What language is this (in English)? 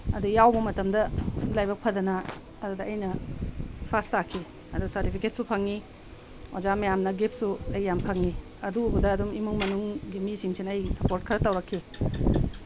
Manipuri